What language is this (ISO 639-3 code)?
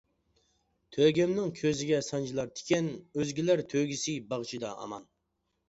uig